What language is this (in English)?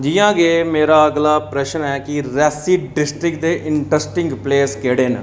Dogri